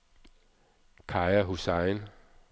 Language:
Danish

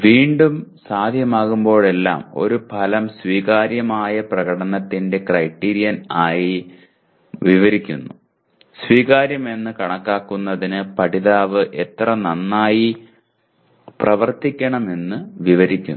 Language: Malayalam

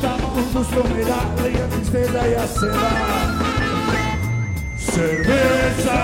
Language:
Greek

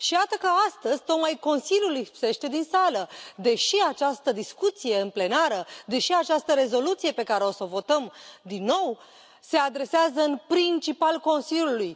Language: Romanian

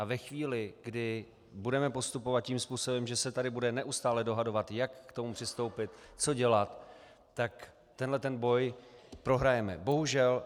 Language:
Czech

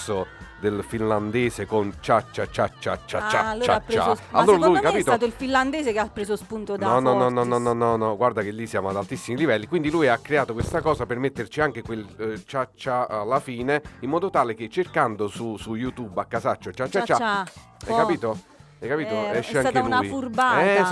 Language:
Italian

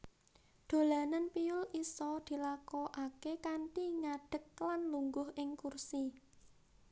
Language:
Javanese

